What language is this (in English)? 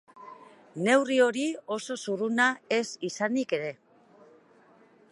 Basque